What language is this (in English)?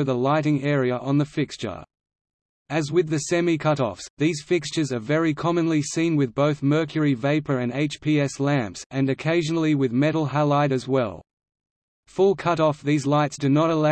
English